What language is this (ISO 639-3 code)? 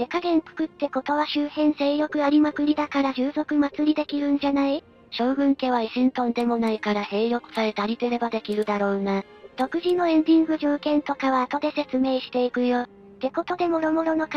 jpn